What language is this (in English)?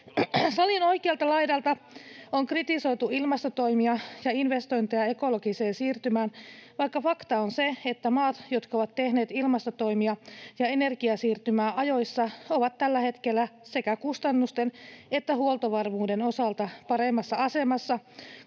Finnish